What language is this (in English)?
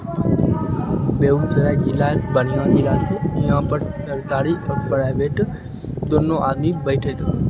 Maithili